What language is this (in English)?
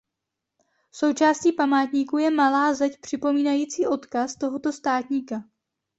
Czech